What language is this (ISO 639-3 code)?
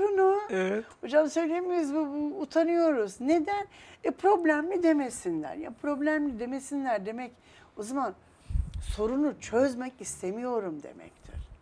tur